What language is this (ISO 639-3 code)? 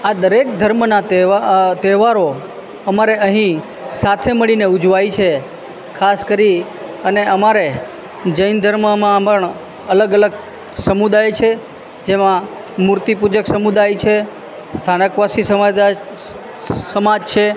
guj